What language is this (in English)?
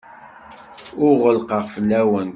Kabyle